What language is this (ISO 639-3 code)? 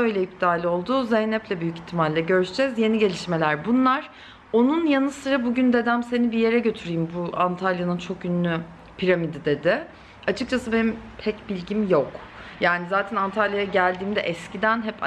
tur